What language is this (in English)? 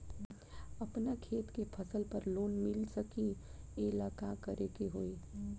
Bhojpuri